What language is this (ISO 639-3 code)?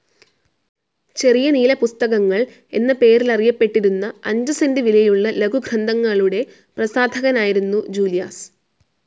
mal